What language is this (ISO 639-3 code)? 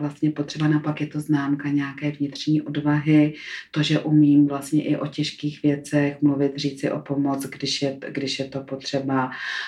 ces